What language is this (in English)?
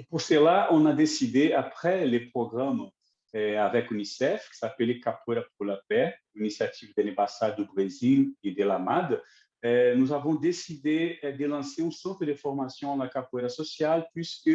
French